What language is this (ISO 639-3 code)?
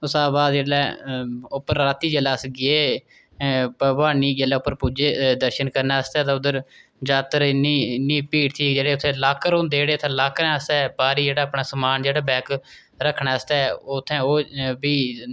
doi